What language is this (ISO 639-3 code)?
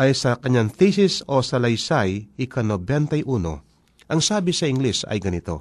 fil